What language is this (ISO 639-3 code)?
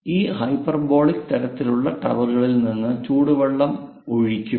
mal